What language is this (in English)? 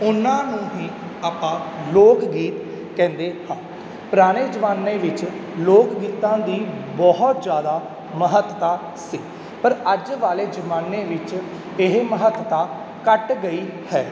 Punjabi